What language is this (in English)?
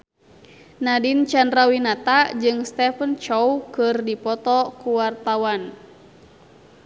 Sundanese